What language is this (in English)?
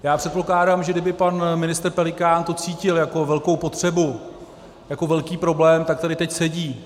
Czech